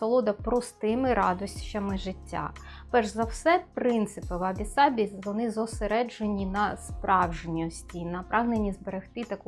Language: Ukrainian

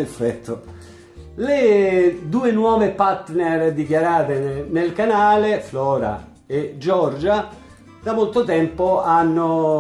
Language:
Italian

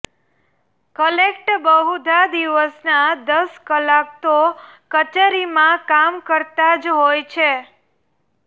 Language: Gujarati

